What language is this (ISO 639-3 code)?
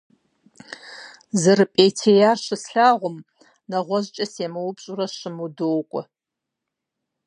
kbd